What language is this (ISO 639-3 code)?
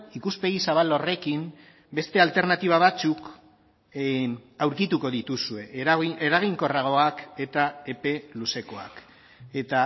eus